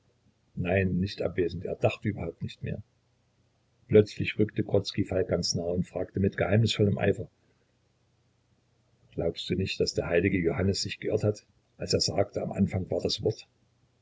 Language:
German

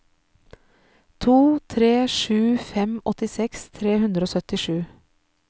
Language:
Norwegian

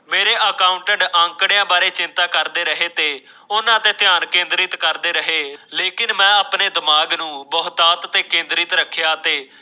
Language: Punjabi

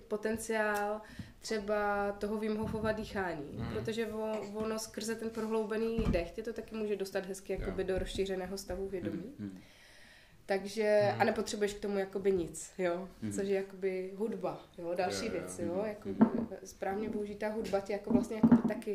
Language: Czech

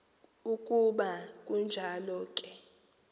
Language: Xhosa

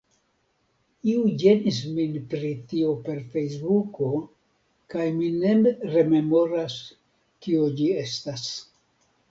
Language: Esperanto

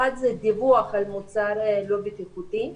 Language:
Hebrew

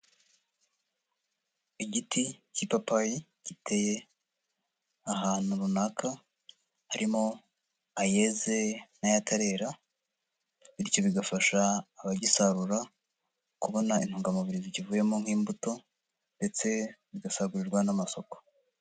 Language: Kinyarwanda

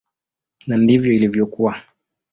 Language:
Swahili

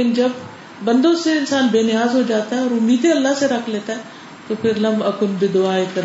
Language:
Urdu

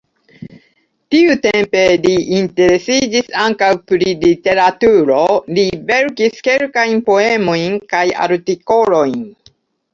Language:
Esperanto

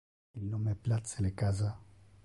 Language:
Interlingua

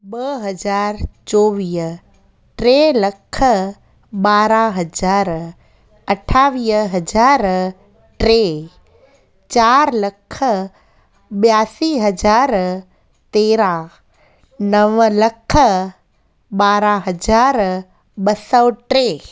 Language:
Sindhi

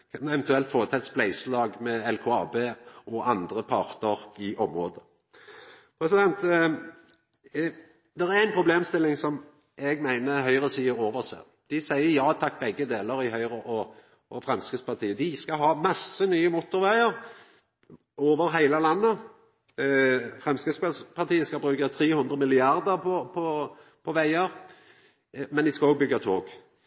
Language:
Norwegian Nynorsk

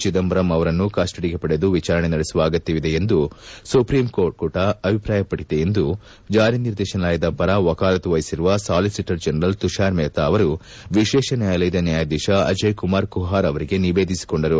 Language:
Kannada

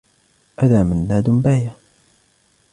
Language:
Arabic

